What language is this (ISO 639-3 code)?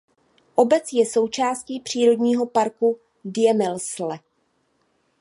ces